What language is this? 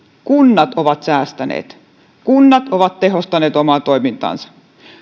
Finnish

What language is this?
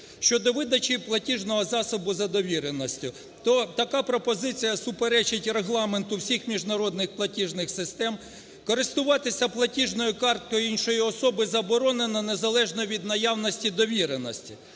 Ukrainian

